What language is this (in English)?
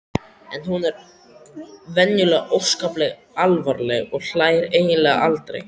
Icelandic